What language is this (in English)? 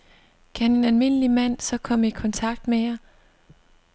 Danish